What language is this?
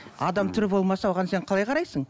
Kazakh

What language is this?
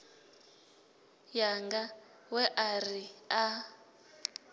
Venda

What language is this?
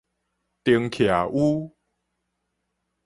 Min Nan Chinese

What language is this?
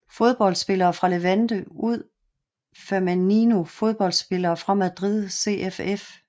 Danish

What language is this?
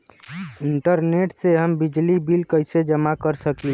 Bhojpuri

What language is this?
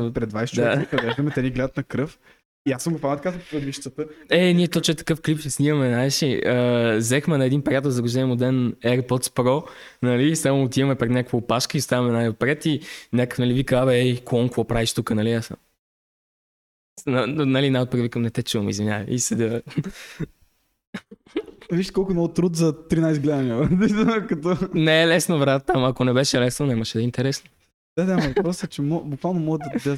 Bulgarian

